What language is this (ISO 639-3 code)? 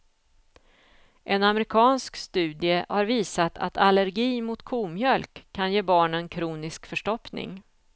swe